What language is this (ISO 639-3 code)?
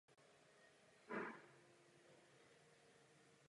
ces